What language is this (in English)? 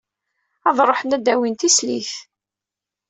Kabyle